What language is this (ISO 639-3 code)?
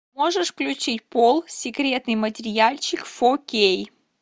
rus